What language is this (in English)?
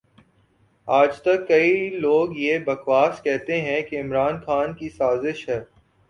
Urdu